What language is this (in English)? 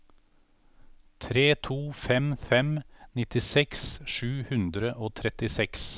Norwegian